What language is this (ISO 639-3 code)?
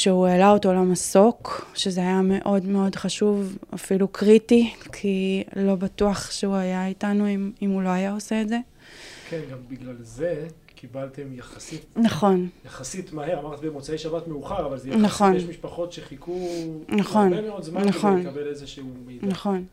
heb